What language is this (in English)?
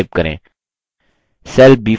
Hindi